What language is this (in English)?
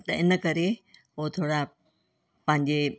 Sindhi